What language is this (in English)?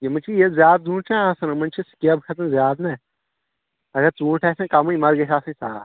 Kashmiri